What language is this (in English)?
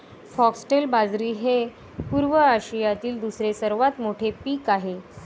Marathi